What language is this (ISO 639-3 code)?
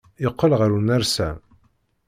kab